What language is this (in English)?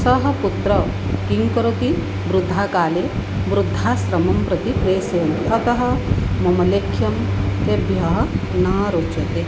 Sanskrit